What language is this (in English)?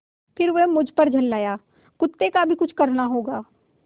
Hindi